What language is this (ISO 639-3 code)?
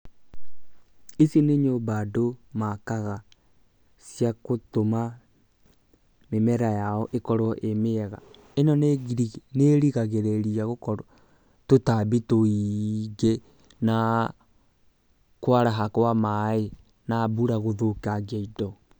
kik